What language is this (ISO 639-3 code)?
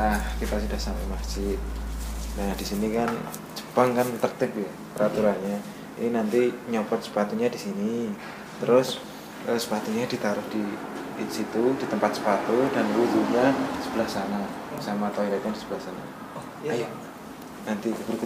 ind